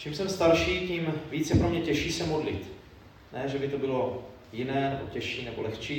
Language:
Czech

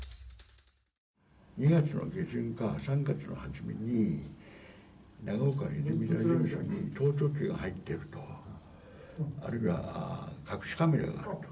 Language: Japanese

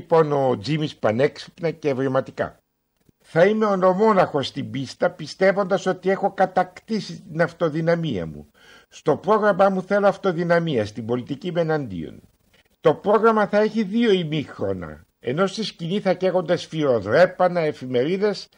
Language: Greek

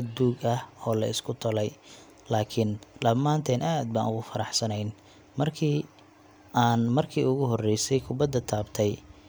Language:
Somali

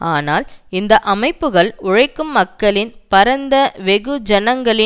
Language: Tamil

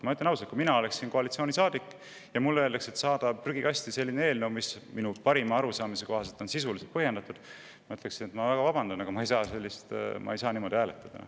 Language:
Estonian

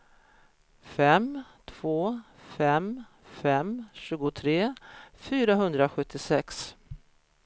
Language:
Swedish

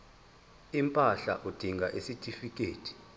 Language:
Zulu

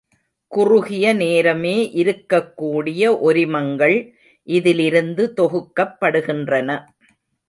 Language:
Tamil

